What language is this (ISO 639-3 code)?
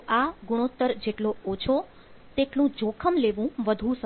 guj